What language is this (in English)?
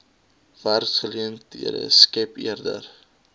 Afrikaans